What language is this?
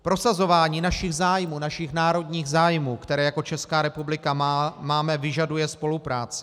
Czech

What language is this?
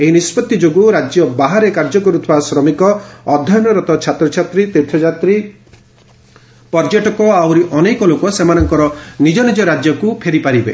Odia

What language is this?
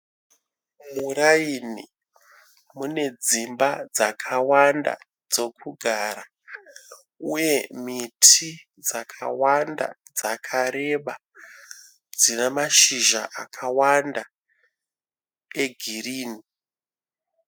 Shona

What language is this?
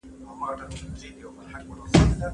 Pashto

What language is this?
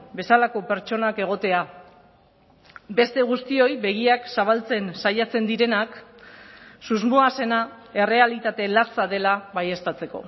Basque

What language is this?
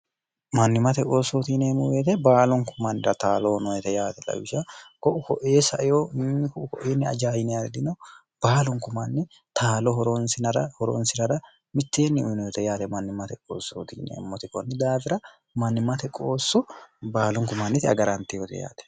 Sidamo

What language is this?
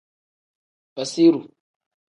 Tem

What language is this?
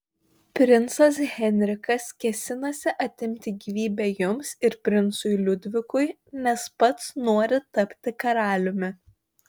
Lithuanian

